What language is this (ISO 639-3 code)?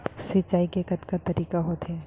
hne